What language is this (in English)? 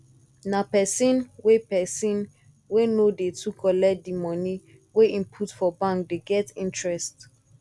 Nigerian Pidgin